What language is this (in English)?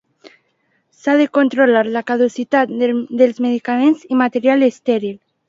Catalan